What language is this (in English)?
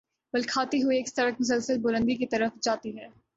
Urdu